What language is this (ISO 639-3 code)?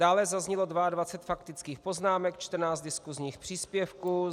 ces